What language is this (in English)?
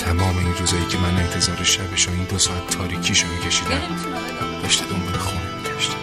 Persian